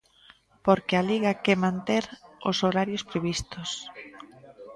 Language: Galician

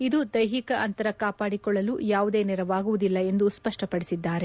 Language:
Kannada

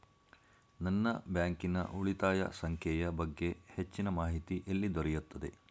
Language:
Kannada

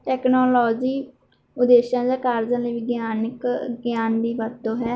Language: Punjabi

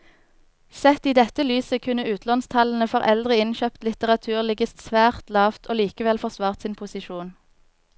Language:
Norwegian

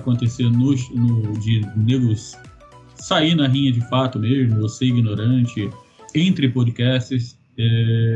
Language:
Portuguese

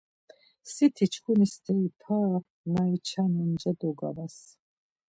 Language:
Laz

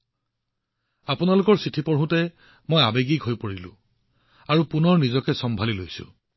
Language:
Assamese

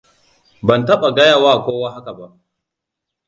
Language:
Hausa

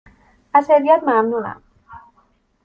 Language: Persian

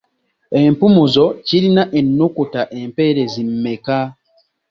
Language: Ganda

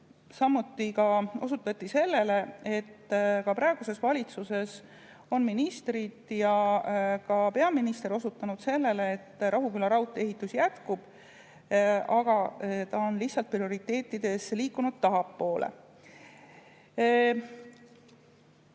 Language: Estonian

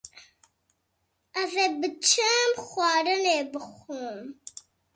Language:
Kurdish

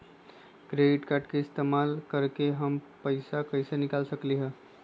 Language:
Magahi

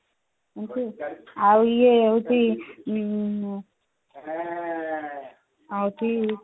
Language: Odia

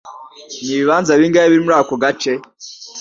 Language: Kinyarwanda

